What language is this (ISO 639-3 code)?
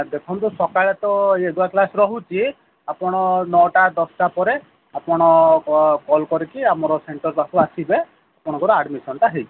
ori